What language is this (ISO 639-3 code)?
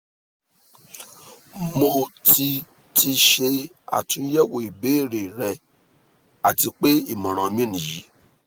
yor